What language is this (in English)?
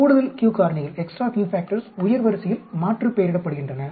Tamil